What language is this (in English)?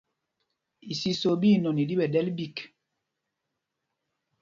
Mpumpong